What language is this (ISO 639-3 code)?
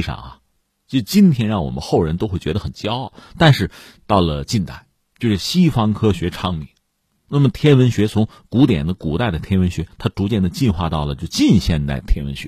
zho